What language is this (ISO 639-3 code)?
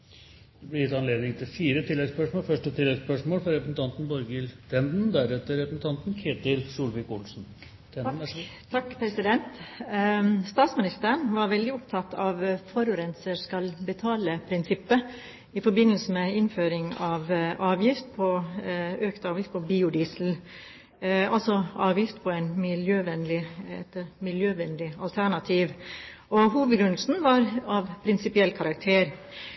nor